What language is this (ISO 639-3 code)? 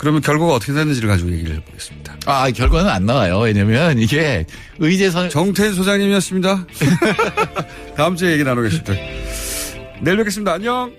kor